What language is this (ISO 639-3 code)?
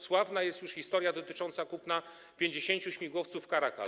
pol